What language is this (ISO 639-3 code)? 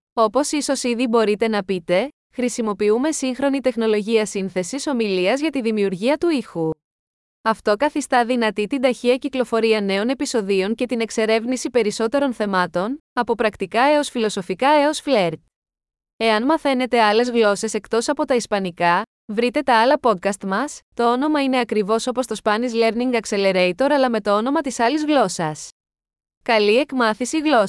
ell